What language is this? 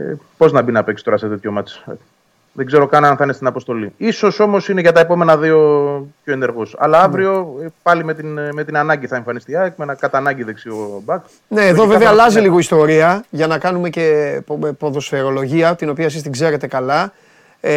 Greek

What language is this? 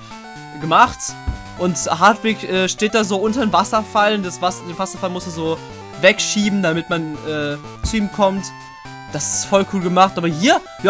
German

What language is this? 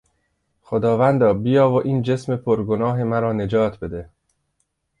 Persian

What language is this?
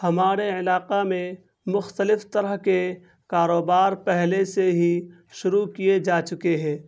Urdu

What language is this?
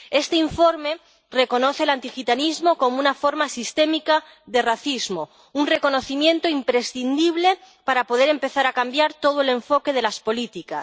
Spanish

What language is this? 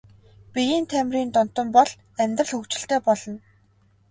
Mongolian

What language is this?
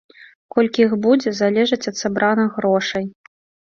Belarusian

